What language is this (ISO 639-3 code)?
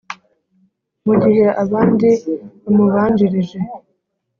kin